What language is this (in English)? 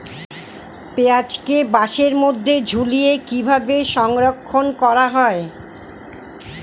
Bangla